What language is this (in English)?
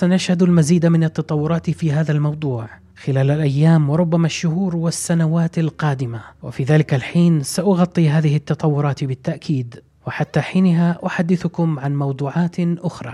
Arabic